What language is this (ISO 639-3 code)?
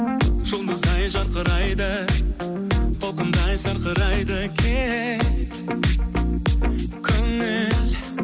kaz